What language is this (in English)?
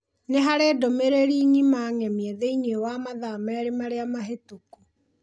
Kikuyu